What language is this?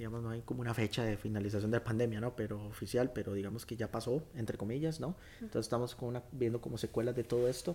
Spanish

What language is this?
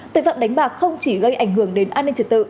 Vietnamese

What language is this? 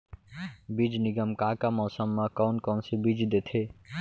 Chhattisgarhi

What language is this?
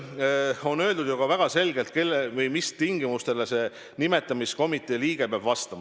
Estonian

